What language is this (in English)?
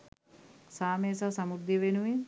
Sinhala